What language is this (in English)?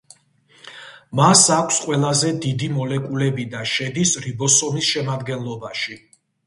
Georgian